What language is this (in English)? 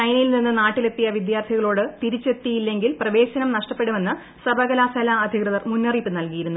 Malayalam